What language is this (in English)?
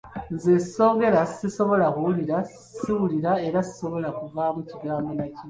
Ganda